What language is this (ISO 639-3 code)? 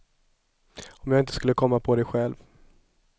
swe